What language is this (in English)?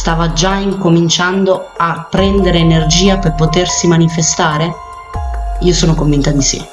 Italian